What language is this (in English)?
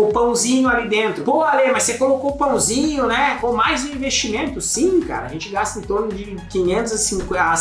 Portuguese